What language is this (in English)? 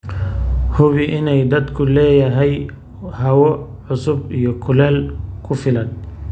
Somali